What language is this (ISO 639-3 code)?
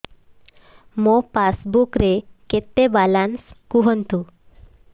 ori